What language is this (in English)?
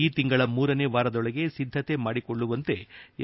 Kannada